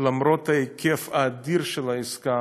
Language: Hebrew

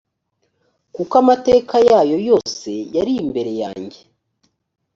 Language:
Kinyarwanda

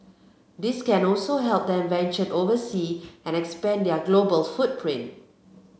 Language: English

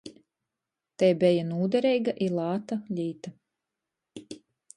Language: Latgalian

